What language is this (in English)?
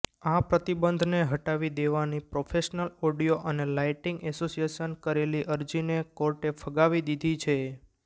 Gujarati